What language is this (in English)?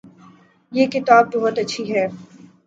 Urdu